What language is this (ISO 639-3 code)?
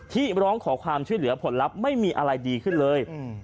tha